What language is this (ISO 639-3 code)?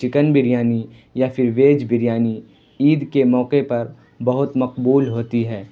urd